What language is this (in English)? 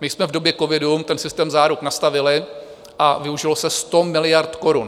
Czech